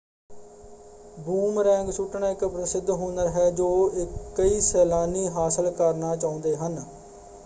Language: Punjabi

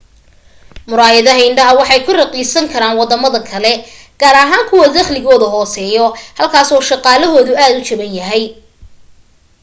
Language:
Somali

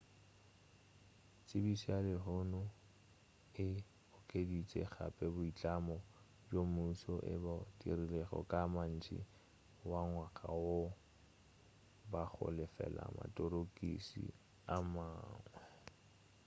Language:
Northern Sotho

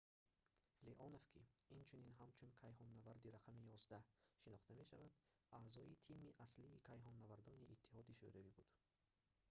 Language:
Tajik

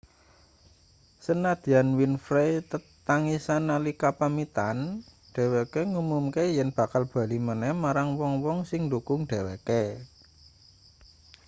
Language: Javanese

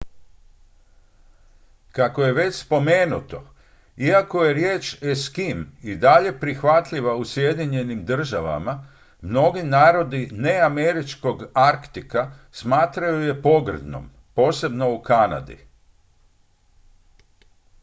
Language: Croatian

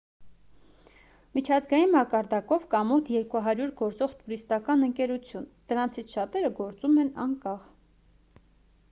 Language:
Armenian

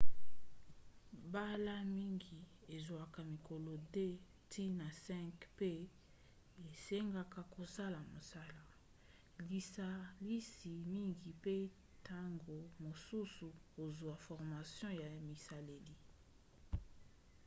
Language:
Lingala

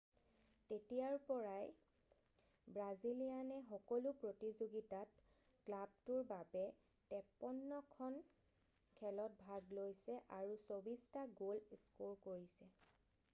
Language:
Assamese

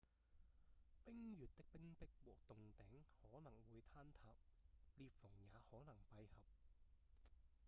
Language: Cantonese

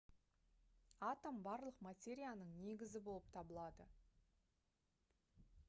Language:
Kazakh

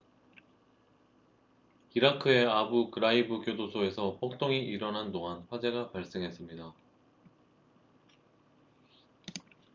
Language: Korean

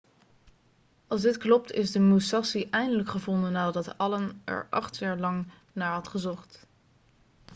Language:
Dutch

